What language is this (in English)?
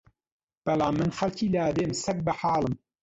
Central Kurdish